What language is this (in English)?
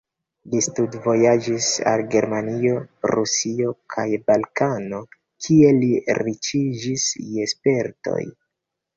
Esperanto